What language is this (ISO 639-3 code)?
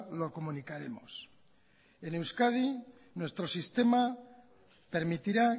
spa